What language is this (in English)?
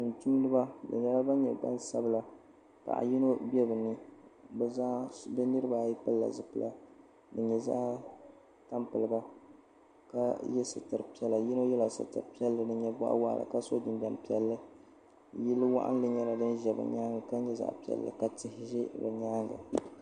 Dagbani